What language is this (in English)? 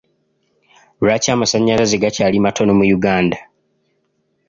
Ganda